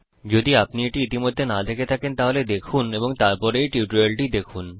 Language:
Bangla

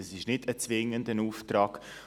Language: Swiss German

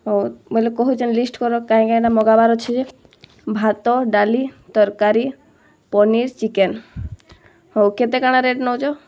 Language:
Odia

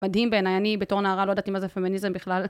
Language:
Hebrew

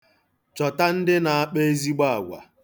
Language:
Igbo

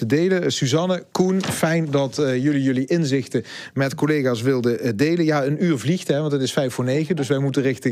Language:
Dutch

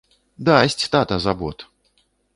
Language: Belarusian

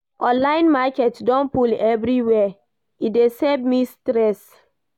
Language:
Nigerian Pidgin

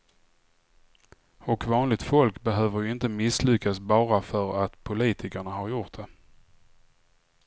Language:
Swedish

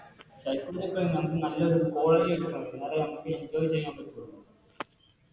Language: Malayalam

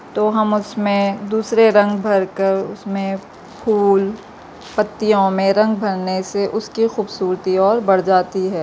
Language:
Urdu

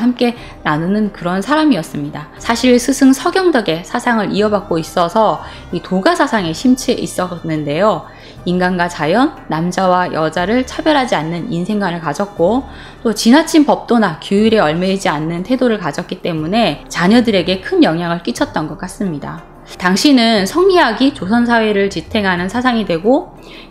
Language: Korean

